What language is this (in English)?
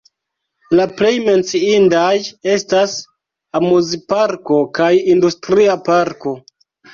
Esperanto